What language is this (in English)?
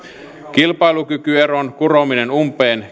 Finnish